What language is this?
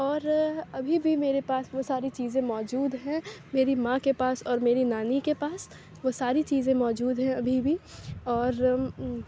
Urdu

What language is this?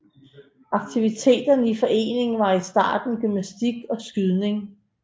Danish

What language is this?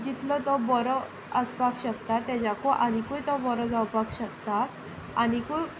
Konkani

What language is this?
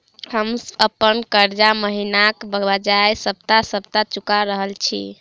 Maithili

